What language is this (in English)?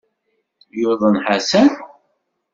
Kabyle